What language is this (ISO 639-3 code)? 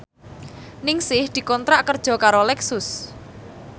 jav